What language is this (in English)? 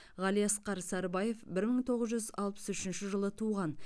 Kazakh